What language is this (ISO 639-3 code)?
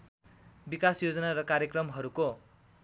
nep